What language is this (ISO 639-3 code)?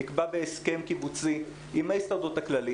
heb